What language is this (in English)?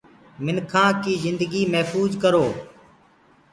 Gurgula